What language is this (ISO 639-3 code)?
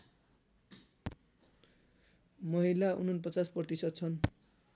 nep